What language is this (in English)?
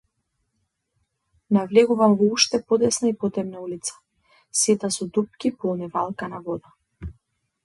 Macedonian